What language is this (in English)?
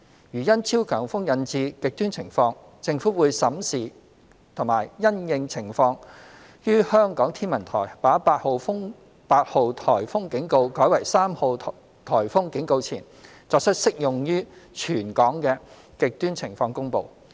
Cantonese